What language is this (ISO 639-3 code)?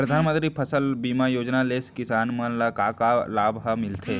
hne